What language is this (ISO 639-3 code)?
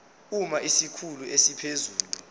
zul